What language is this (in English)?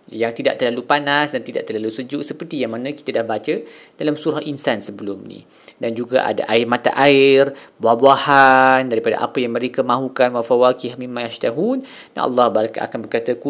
Malay